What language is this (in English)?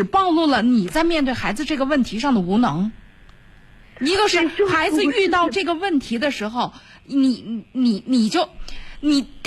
Chinese